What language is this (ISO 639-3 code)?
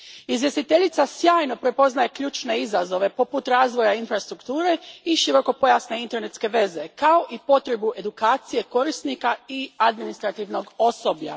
hrv